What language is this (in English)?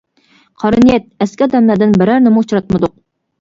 Uyghur